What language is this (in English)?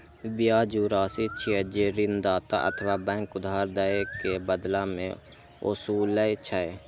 Maithili